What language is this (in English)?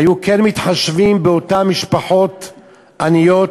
Hebrew